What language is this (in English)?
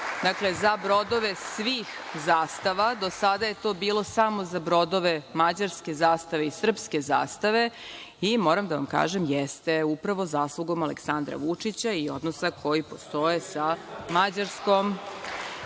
Serbian